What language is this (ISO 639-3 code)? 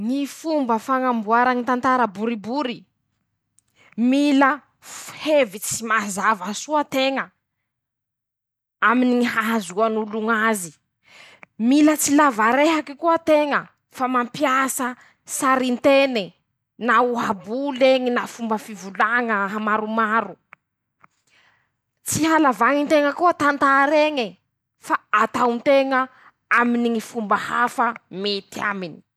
msh